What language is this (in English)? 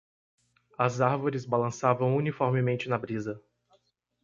Portuguese